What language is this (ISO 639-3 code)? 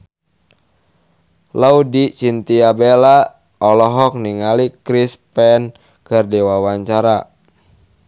sun